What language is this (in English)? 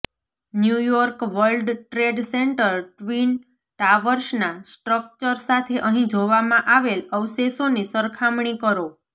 Gujarati